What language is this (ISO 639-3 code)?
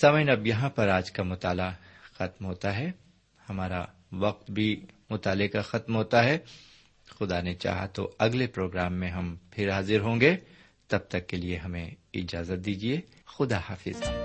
urd